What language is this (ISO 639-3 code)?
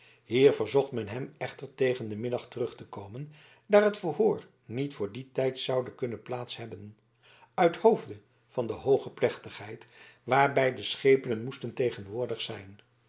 nld